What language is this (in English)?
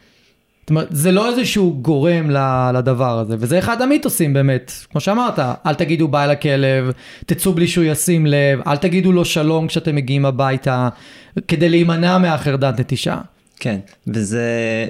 Hebrew